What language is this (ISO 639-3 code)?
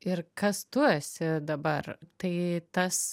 lit